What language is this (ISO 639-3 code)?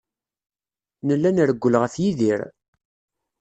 kab